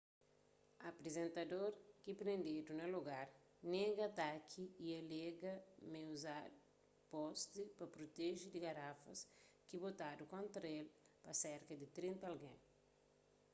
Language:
Kabuverdianu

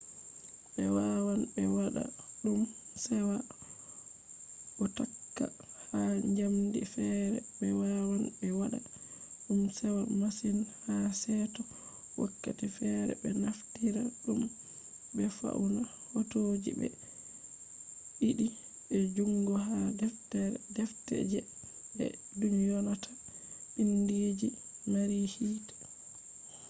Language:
Fula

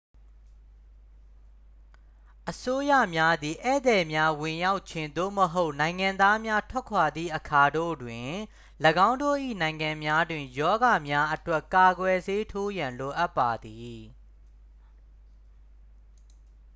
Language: Burmese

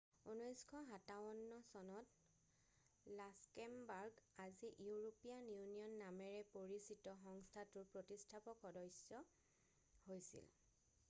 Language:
Assamese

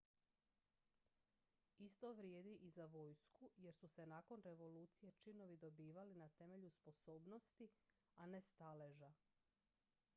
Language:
Croatian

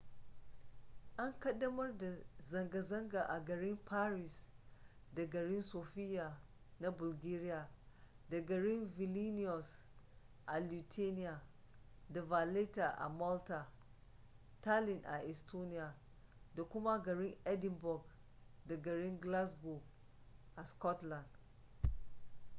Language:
Hausa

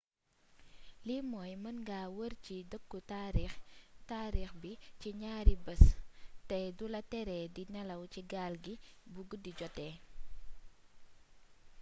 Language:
Wolof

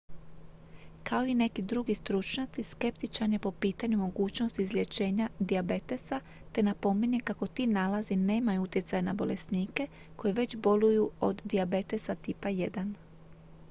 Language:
Croatian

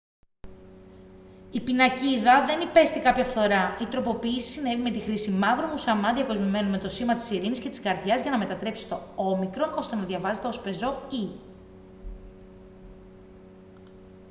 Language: Greek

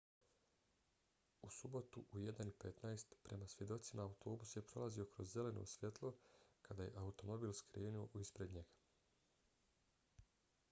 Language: Bosnian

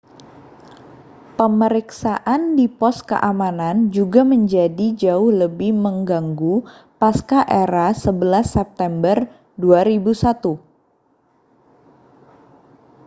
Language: Indonesian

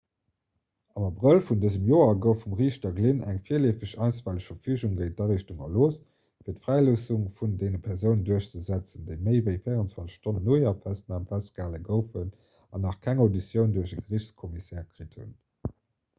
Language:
Luxembourgish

